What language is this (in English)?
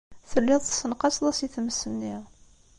Kabyle